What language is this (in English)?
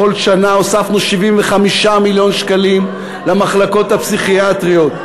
Hebrew